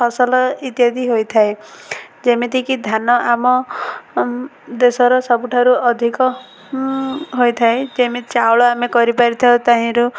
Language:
Odia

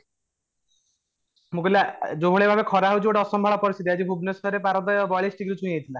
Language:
Odia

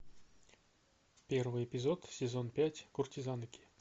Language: Russian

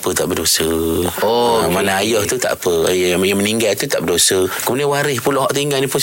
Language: Malay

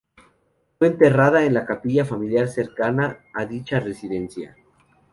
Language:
Spanish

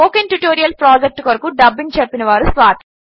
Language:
Telugu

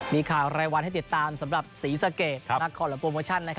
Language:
Thai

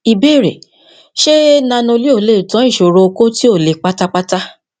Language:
Yoruba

